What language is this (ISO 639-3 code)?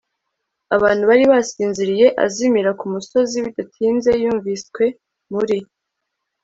kin